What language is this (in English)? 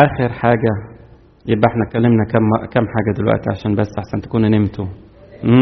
Arabic